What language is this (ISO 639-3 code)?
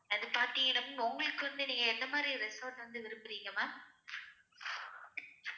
tam